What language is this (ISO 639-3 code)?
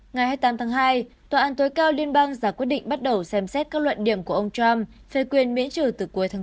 vie